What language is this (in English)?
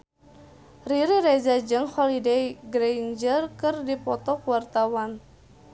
Sundanese